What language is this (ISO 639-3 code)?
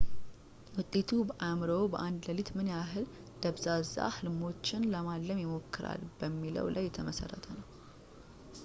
amh